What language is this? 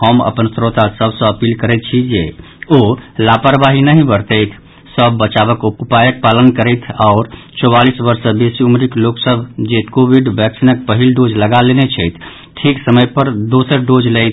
Maithili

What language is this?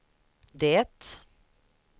Swedish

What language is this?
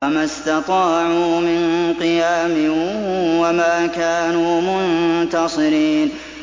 Arabic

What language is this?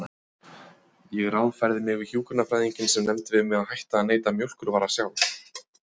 Icelandic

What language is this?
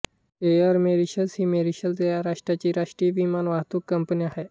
Marathi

